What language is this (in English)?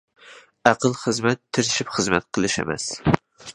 Uyghur